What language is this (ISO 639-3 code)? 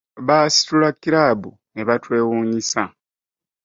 lug